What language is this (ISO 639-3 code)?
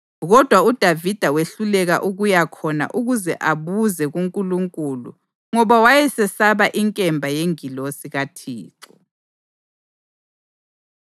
nde